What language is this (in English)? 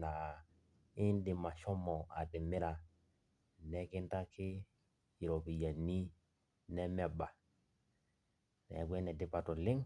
Masai